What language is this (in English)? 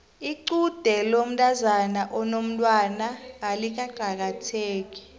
South Ndebele